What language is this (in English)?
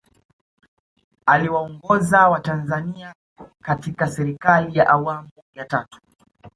Swahili